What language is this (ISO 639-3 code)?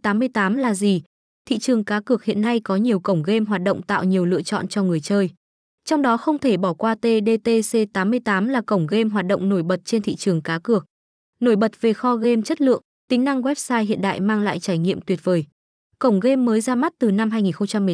vie